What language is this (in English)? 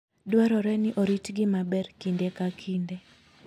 Luo (Kenya and Tanzania)